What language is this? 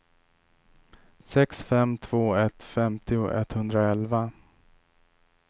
Swedish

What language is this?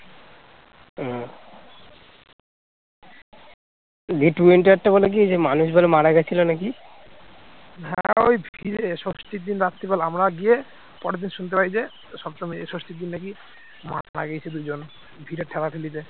Bangla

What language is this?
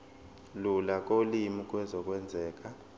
Zulu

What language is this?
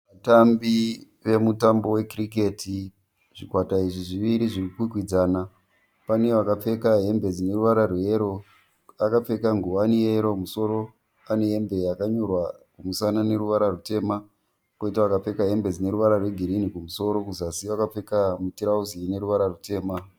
Shona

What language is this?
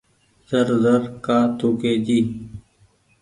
Goaria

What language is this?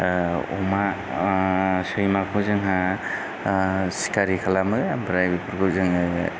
Bodo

